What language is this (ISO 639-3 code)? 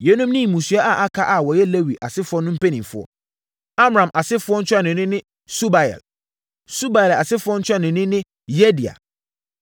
aka